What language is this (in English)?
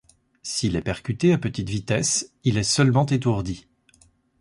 French